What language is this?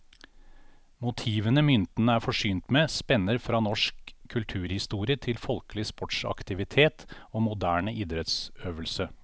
Norwegian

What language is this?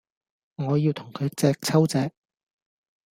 Cantonese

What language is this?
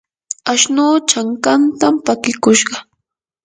Yanahuanca Pasco Quechua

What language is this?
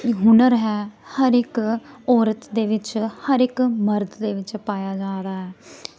Dogri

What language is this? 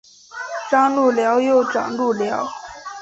Chinese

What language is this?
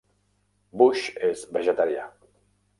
Catalan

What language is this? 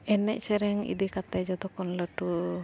Santali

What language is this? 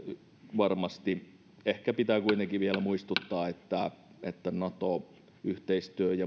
Finnish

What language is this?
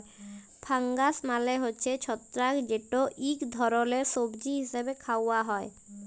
Bangla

